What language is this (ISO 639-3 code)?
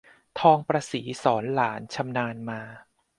tha